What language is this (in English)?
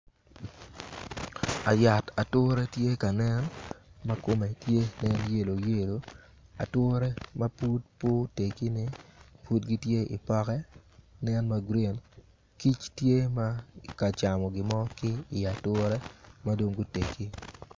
Acoli